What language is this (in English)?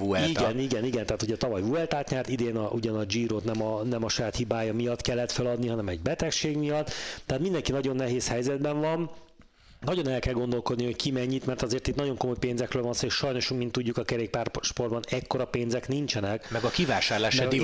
Hungarian